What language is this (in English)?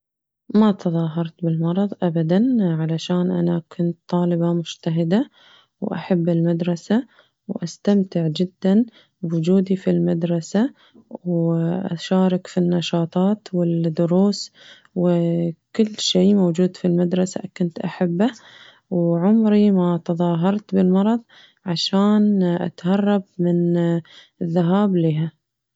Najdi Arabic